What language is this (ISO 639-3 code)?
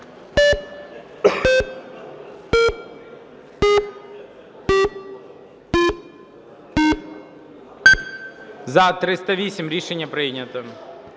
ukr